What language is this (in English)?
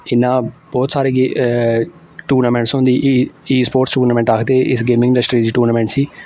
Dogri